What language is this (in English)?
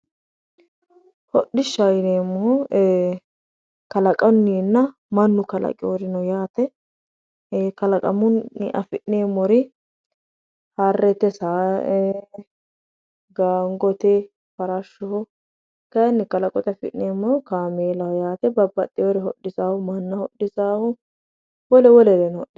Sidamo